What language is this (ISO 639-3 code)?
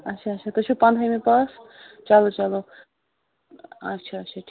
kas